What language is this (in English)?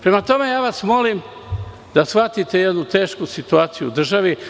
Serbian